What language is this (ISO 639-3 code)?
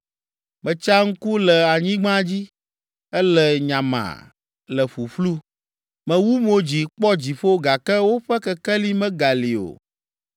ewe